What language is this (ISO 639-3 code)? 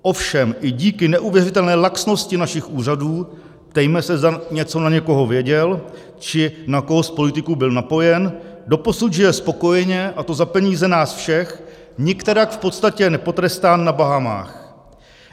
ces